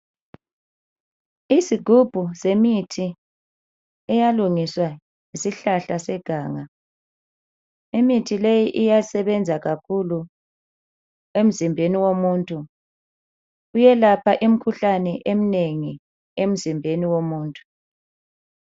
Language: North Ndebele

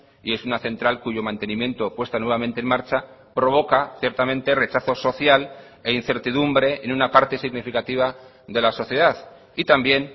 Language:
Spanish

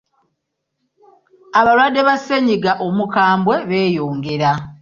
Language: Ganda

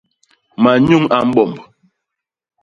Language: Basaa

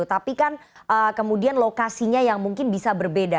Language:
Indonesian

